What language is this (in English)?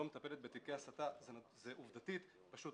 Hebrew